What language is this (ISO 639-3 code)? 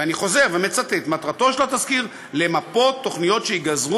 heb